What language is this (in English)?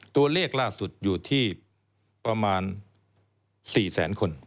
Thai